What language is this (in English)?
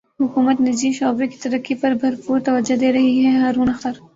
Urdu